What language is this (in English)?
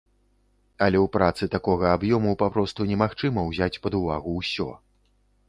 Belarusian